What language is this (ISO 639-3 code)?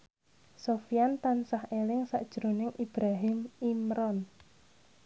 jav